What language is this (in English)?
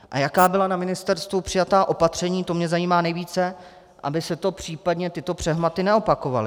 Czech